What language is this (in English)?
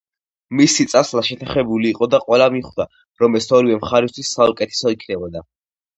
Georgian